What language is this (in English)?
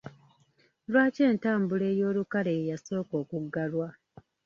Ganda